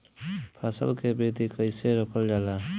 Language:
Bhojpuri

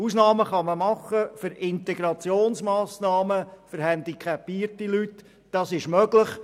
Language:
Swiss German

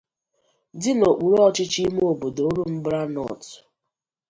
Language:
Igbo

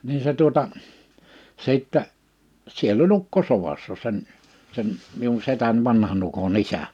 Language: Finnish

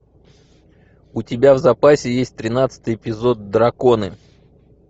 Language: Russian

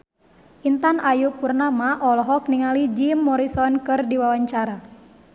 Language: Sundanese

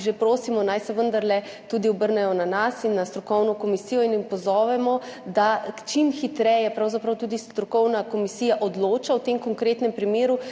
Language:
Slovenian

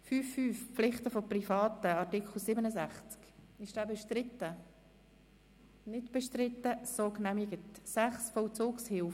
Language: Swiss German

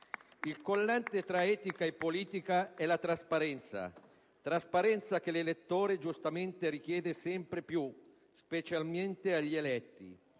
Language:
Italian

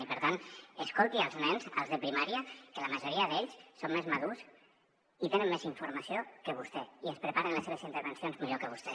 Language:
Catalan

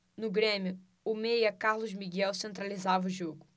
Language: Portuguese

